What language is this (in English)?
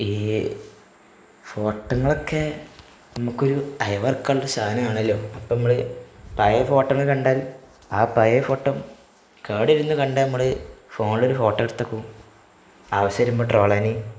Malayalam